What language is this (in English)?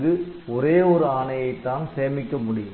Tamil